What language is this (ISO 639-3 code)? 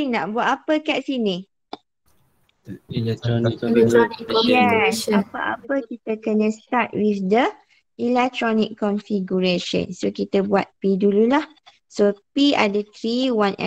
msa